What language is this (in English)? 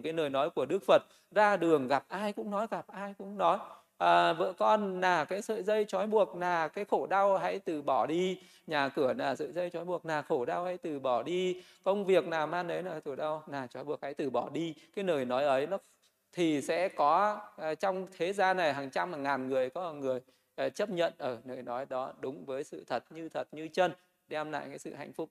Vietnamese